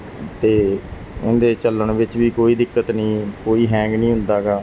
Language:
Punjabi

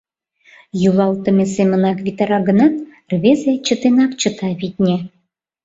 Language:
Mari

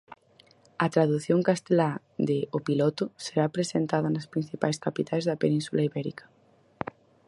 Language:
Galician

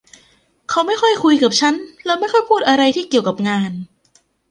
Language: Thai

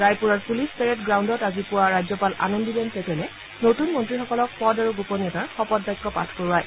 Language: Assamese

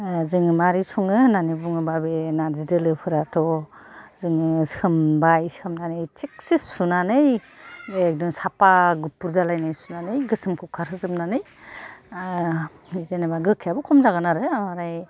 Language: Bodo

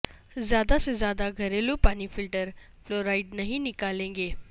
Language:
Urdu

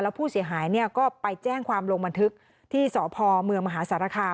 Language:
Thai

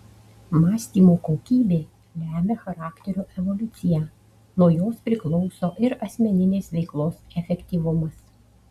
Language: Lithuanian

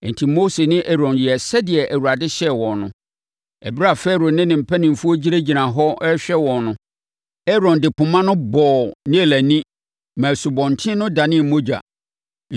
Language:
Akan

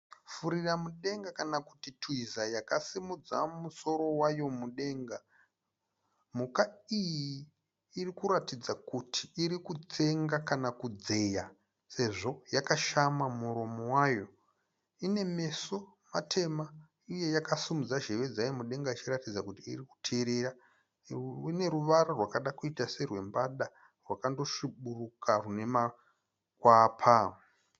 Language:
Shona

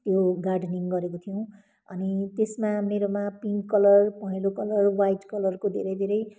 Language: Nepali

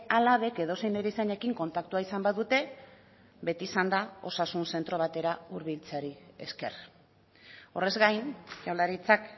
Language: Basque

